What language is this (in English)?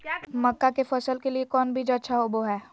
Magahi